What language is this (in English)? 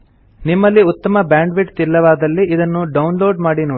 Kannada